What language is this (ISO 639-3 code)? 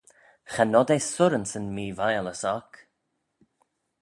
glv